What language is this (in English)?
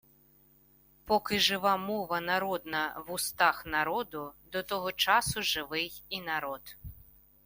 Ukrainian